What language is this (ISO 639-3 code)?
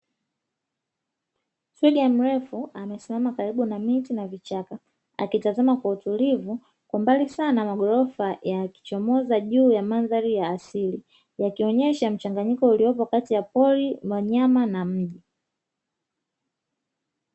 swa